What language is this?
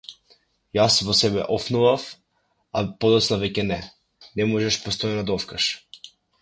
Macedonian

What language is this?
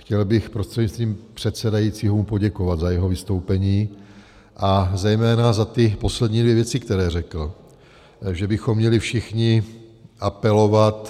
Czech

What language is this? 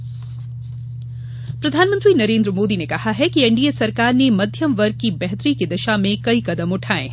Hindi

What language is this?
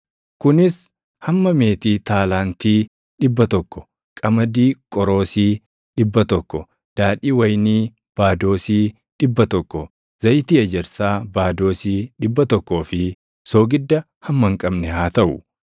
Oromo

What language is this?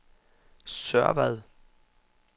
Danish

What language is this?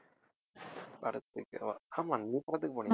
Tamil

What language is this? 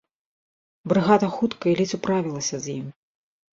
Belarusian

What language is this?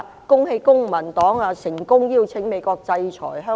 Cantonese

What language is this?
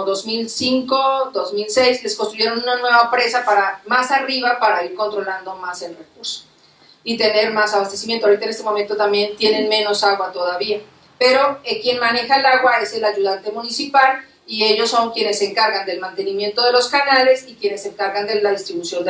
Spanish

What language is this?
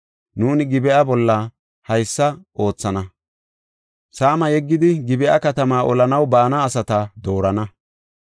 Gofa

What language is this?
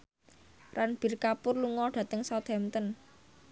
Javanese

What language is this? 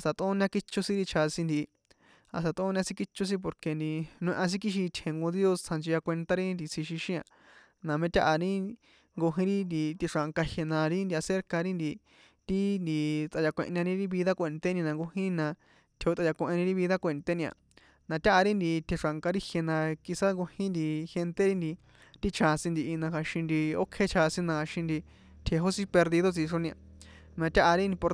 San Juan Atzingo Popoloca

